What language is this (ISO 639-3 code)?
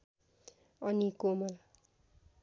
nep